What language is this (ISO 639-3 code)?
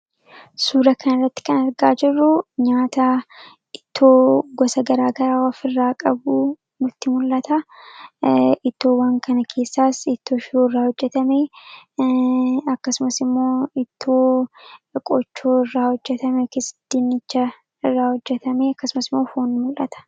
orm